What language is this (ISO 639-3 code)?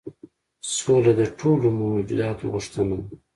pus